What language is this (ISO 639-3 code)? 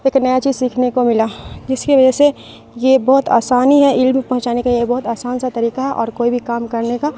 urd